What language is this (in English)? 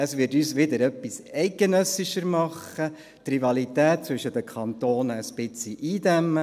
Swiss German